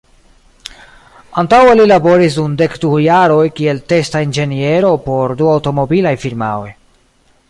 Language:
Esperanto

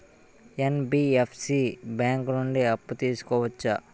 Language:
Telugu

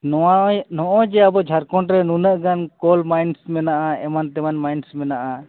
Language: Santali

